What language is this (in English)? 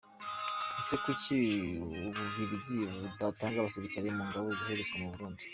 Kinyarwanda